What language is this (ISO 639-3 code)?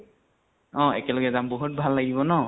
asm